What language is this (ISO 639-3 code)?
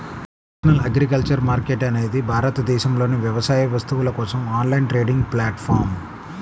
tel